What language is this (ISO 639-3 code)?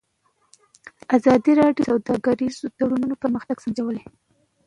pus